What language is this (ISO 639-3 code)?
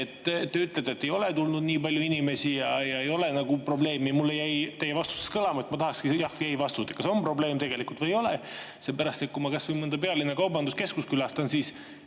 est